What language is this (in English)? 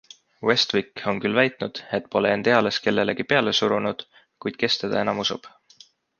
Estonian